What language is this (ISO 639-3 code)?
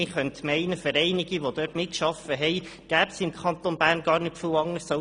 gsw